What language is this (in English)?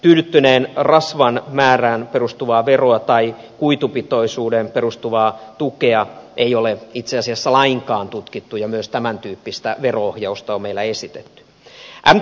Finnish